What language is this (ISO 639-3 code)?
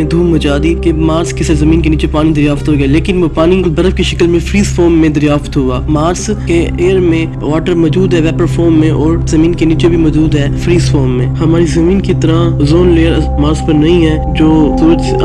urd